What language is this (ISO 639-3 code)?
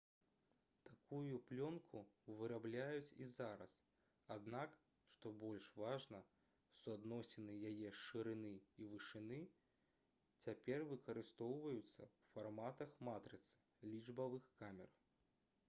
bel